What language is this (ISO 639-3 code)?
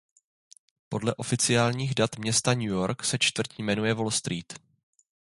ces